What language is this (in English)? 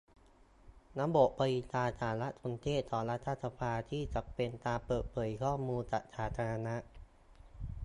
Thai